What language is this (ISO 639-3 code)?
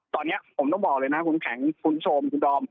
tha